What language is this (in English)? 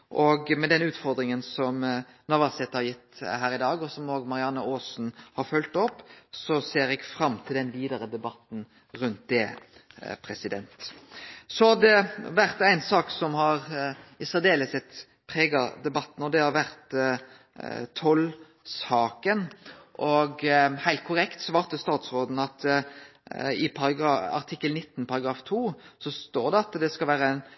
Norwegian Nynorsk